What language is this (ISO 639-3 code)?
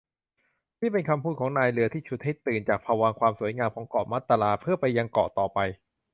tha